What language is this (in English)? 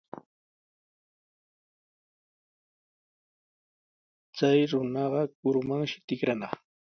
Sihuas Ancash Quechua